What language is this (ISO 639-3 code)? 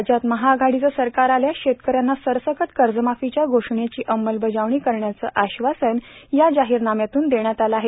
mar